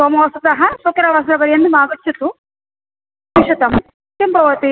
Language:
Sanskrit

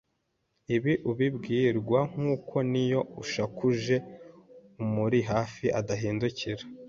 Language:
Kinyarwanda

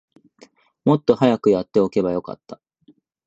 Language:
Japanese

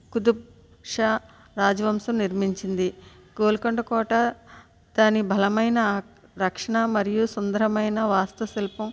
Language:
Telugu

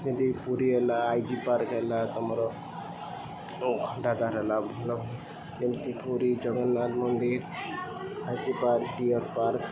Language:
Odia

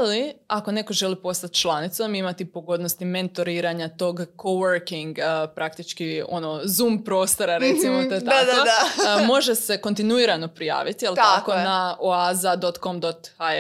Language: Croatian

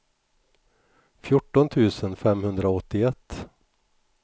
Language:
Swedish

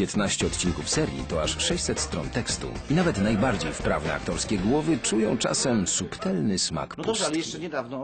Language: Polish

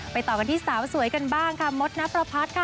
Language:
Thai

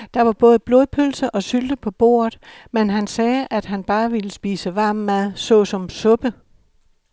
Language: Danish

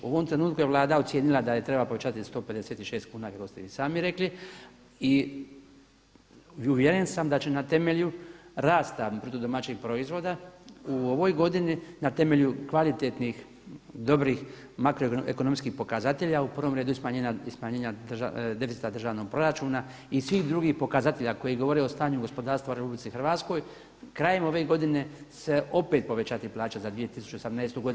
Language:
Croatian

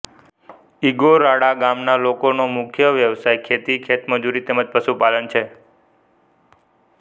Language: Gujarati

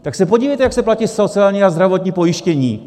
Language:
Czech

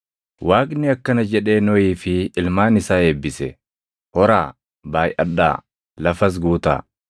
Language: Oromo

